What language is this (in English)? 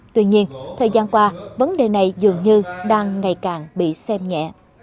Vietnamese